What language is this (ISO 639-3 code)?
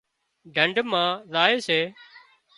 kxp